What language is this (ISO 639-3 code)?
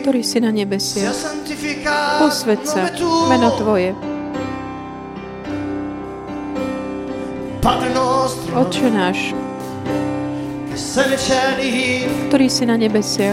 slk